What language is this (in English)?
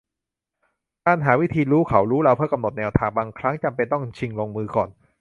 Thai